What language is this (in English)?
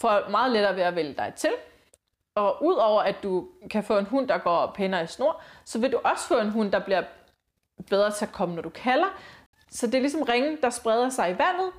Danish